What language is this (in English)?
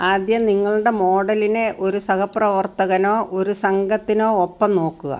Malayalam